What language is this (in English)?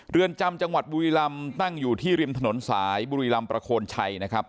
Thai